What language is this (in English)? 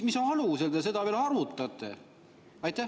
Estonian